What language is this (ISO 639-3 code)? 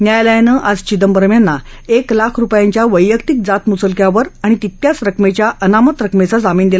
mar